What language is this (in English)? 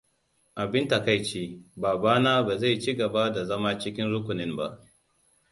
Hausa